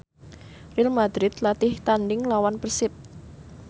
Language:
Javanese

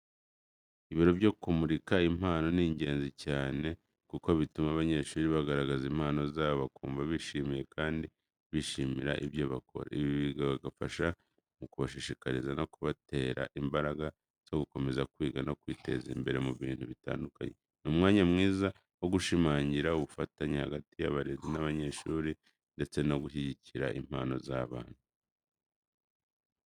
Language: Kinyarwanda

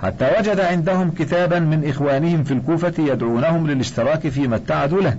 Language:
Arabic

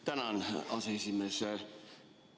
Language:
Estonian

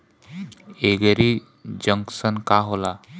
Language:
Bhojpuri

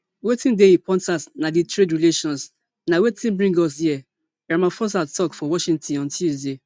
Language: Nigerian Pidgin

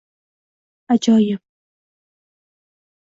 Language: Uzbek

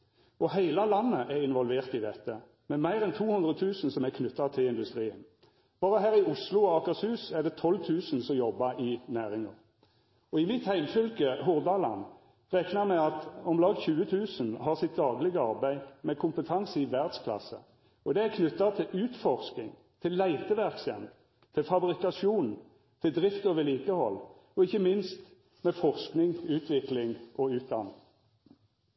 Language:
Norwegian Nynorsk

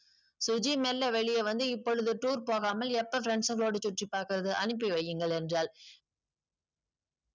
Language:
Tamil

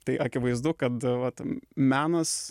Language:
Lithuanian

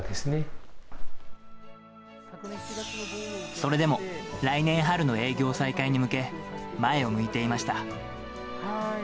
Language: Japanese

